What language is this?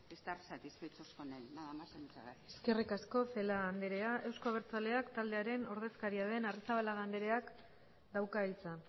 Basque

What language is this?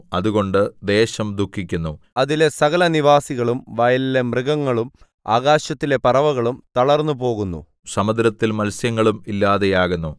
Malayalam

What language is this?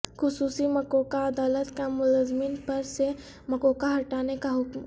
Urdu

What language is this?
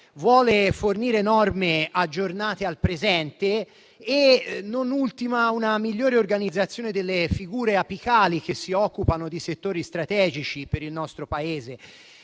Italian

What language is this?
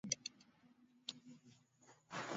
Swahili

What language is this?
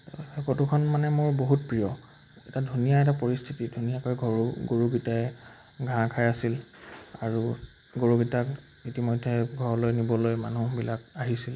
Assamese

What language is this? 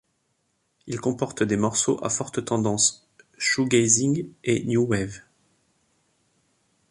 French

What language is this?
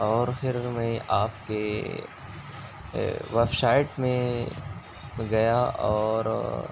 Urdu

